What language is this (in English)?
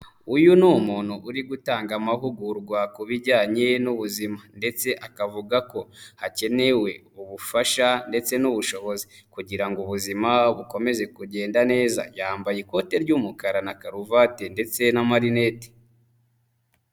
Kinyarwanda